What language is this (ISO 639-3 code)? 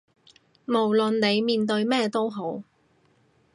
yue